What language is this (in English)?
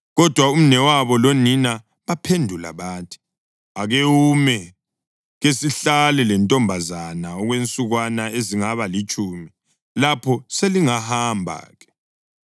North Ndebele